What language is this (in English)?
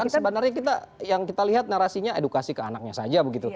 Indonesian